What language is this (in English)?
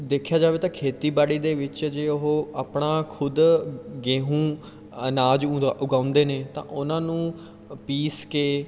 Punjabi